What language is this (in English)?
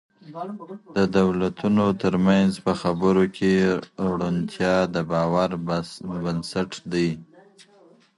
Pashto